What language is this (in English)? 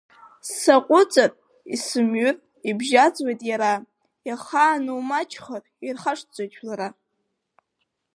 Abkhazian